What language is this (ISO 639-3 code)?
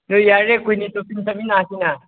mni